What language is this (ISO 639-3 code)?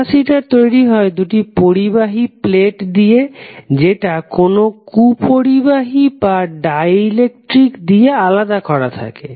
ben